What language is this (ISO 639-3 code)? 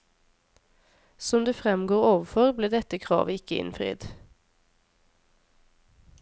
nor